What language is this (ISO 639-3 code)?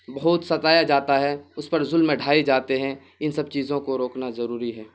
urd